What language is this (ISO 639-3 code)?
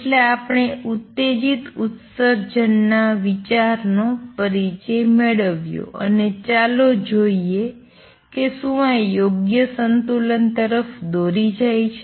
guj